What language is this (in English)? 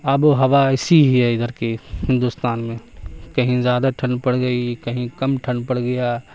Urdu